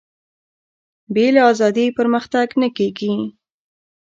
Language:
Pashto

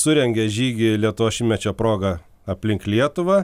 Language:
Lithuanian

